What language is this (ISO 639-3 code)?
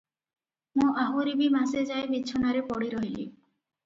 ori